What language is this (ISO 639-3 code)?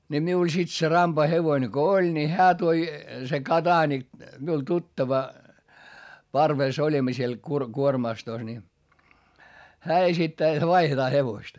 fin